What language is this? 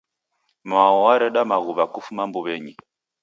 Taita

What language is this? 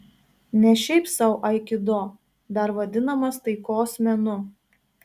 Lithuanian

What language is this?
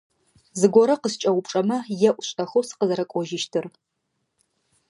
Adyghe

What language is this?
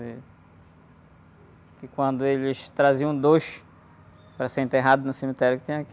Portuguese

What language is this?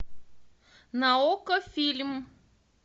Russian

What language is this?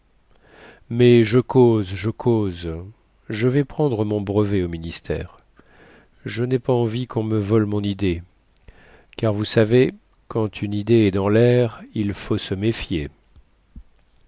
French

